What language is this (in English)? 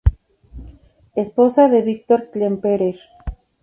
Spanish